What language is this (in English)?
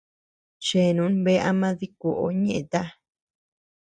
Tepeuxila Cuicatec